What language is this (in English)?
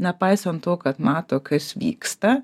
Lithuanian